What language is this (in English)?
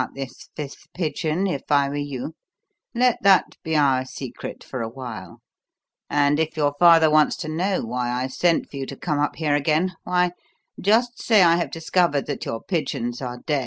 English